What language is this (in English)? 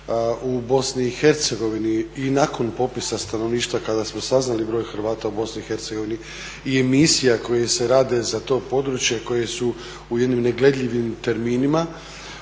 Croatian